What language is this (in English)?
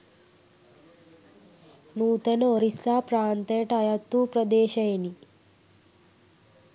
Sinhala